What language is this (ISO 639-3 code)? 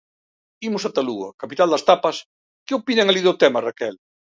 glg